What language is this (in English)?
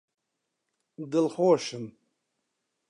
Central Kurdish